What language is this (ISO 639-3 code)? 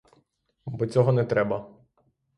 ukr